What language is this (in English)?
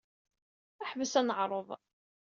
Kabyle